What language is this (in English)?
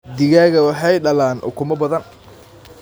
Somali